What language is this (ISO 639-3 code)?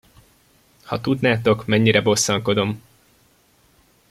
hun